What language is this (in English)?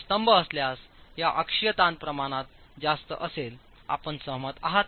Marathi